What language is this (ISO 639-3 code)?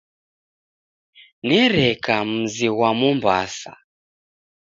dav